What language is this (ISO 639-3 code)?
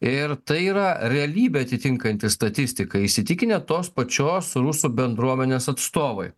lit